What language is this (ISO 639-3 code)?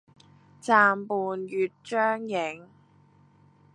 yue